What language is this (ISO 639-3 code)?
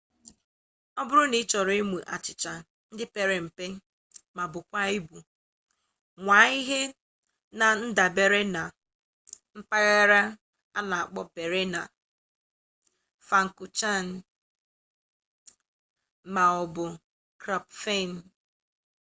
ibo